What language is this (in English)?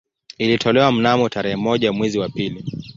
Swahili